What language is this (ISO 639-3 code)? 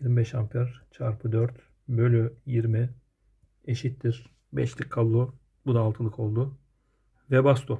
tur